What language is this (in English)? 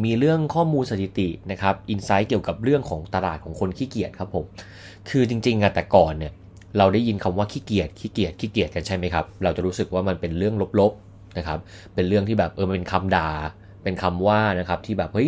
Thai